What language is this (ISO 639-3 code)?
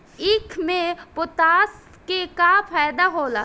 bho